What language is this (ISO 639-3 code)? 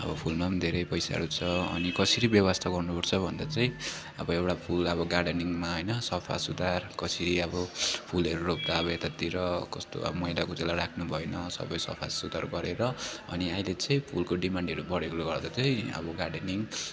nep